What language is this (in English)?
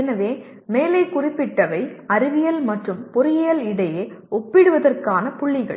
Tamil